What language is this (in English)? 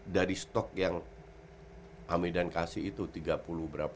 Indonesian